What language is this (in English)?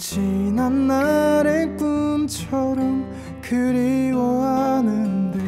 Korean